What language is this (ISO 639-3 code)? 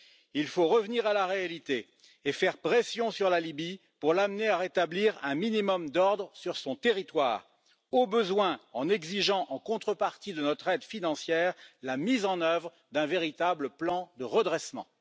fra